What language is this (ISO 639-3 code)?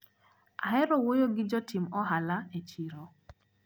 luo